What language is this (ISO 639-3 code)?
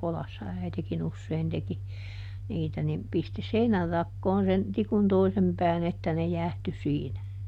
fin